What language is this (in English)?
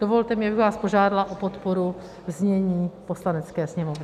Czech